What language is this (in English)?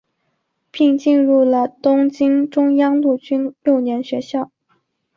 Chinese